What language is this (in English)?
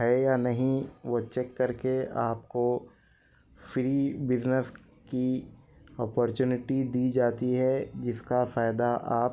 Urdu